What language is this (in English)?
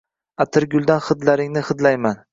Uzbek